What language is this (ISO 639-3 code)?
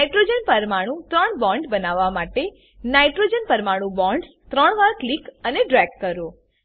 guj